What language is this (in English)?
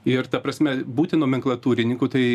Lithuanian